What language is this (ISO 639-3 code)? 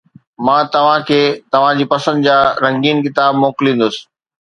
snd